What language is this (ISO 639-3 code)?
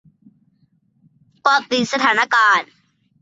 tha